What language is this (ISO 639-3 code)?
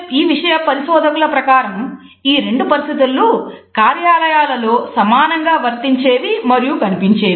tel